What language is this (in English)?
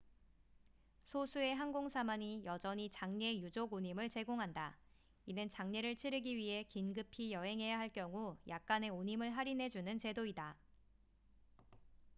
Korean